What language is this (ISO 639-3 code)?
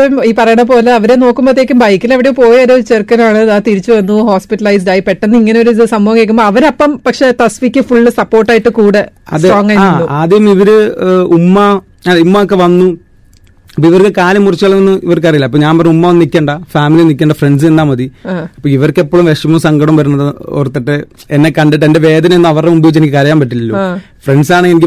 mal